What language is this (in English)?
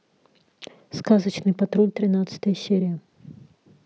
Russian